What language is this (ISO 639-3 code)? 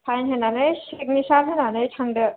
brx